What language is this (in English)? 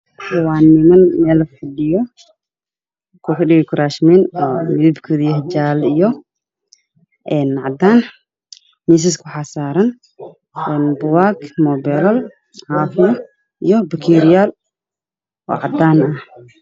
Somali